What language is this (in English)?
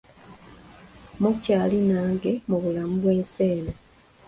Ganda